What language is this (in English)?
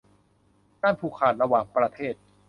Thai